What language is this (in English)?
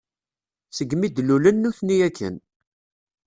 Kabyle